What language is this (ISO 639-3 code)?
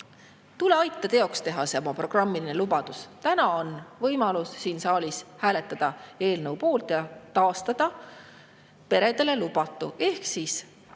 est